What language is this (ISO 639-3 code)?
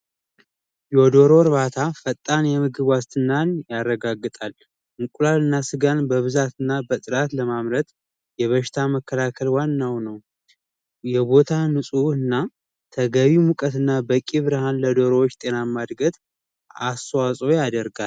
amh